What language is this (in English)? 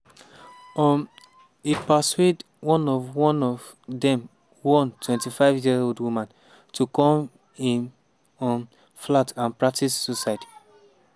Nigerian Pidgin